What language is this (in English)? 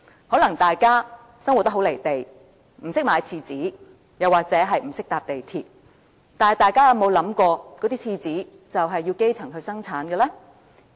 Cantonese